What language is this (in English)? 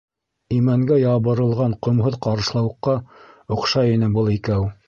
Bashkir